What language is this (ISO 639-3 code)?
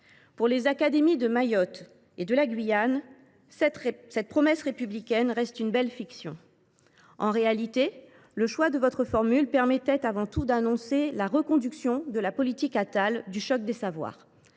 fra